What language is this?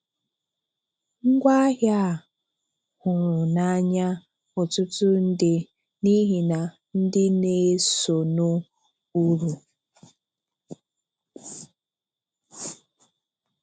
Igbo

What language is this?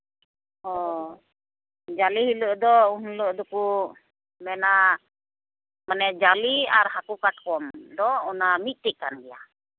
Santali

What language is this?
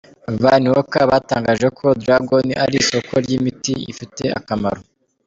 Kinyarwanda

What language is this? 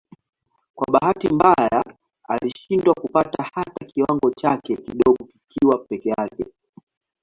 Swahili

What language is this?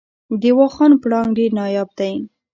Pashto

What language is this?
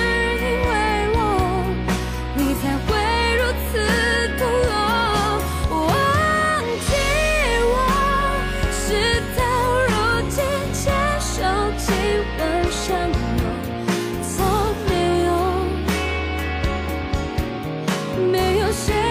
Chinese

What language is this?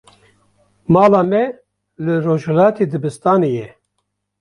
Kurdish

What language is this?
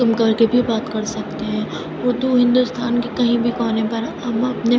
Urdu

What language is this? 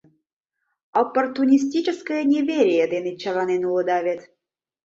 Mari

